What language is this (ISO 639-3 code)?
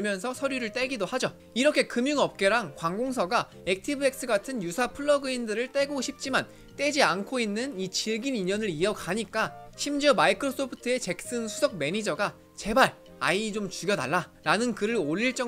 kor